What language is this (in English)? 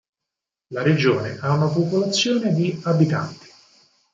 Italian